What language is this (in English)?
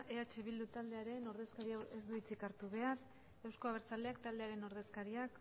Basque